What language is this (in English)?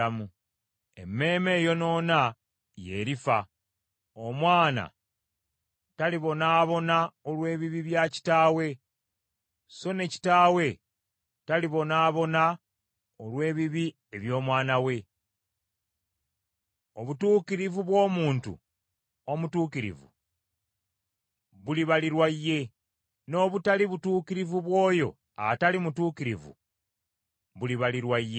Ganda